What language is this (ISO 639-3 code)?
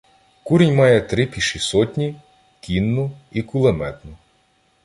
ukr